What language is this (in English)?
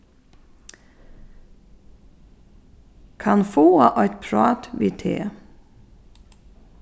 Faroese